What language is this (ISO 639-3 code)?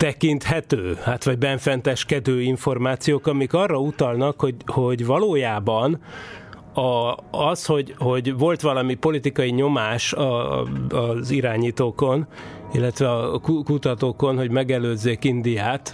hun